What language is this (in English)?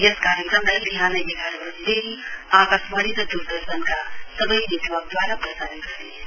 Nepali